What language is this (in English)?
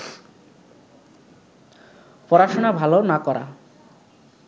Bangla